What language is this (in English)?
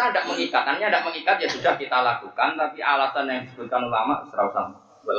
Malay